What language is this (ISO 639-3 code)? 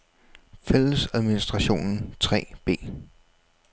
dan